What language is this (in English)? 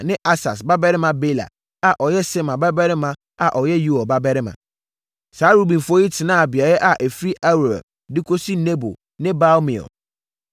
Akan